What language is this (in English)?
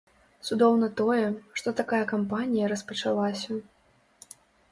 Belarusian